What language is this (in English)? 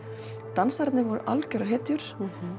Icelandic